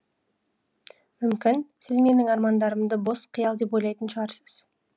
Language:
Kazakh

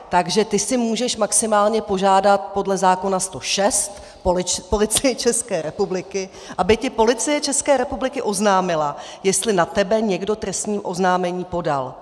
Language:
Czech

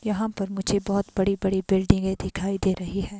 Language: Hindi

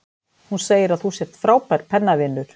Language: Icelandic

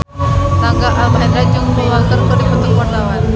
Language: Sundanese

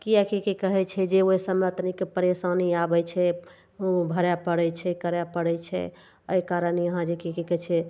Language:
Maithili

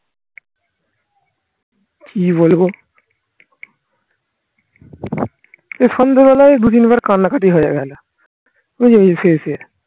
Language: Bangla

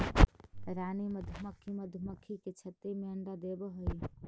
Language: Magahi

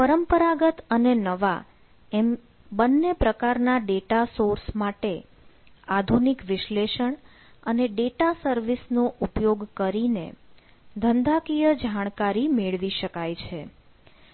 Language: Gujarati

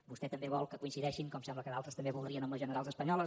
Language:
Catalan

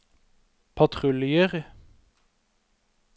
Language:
Norwegian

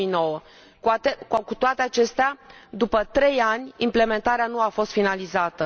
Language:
Romanian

